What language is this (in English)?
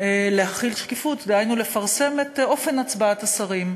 Hebrew